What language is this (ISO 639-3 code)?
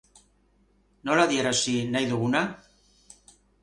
eus